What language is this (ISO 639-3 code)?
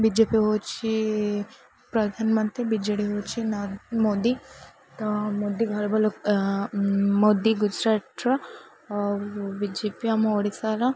ori